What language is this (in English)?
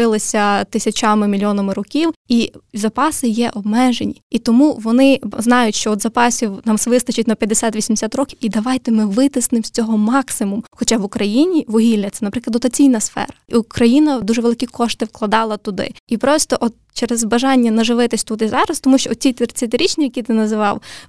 Ukrainian